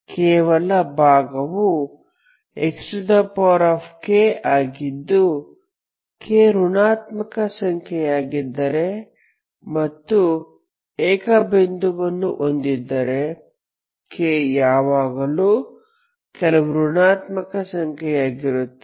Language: Kannada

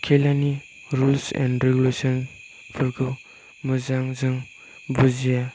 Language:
Bodo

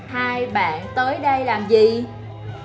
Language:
Vietnamese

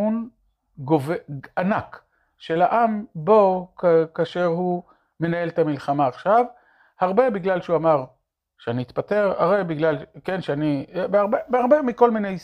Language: Hebrew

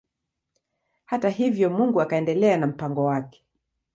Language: Swahili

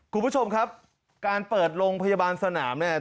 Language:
Thai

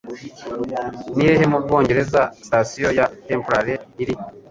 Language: Kinyarwanda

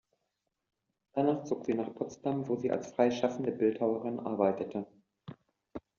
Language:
German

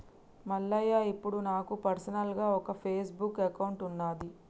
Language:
Telugu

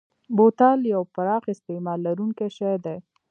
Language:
Pashto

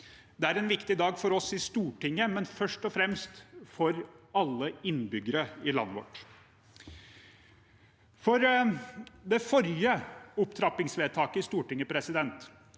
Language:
Norwegian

